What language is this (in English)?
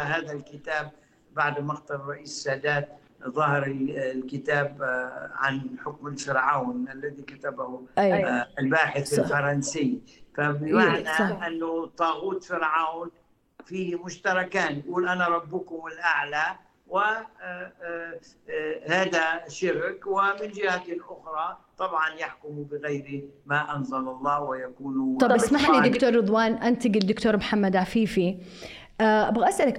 Arabic